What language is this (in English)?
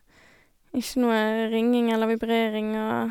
Norwegian